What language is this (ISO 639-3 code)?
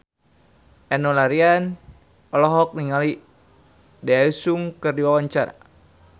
sun